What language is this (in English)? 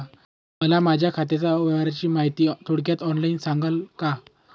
Marathi